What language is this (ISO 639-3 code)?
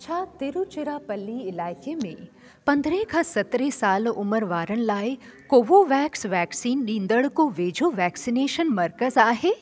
snd